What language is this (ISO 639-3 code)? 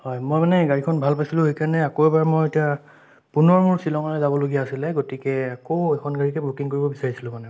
asm